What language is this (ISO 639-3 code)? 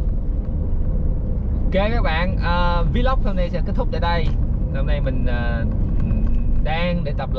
vie